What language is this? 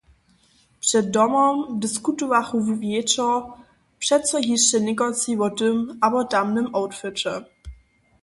Upper Sorbian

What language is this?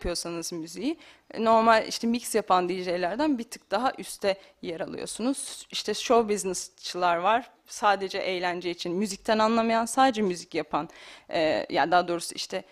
Turkish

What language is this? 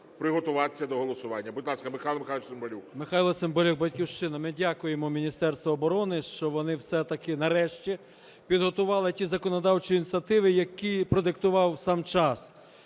Ukrainian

